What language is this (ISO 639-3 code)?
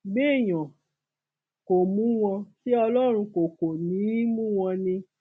yor